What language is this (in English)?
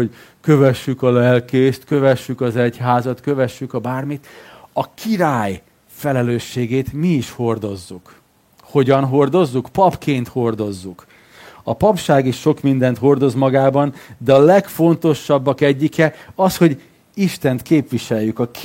Hungarian